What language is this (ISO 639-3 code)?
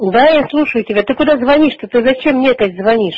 rus